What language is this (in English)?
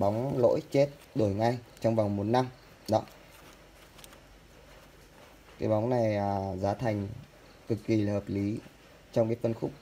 Vietnamese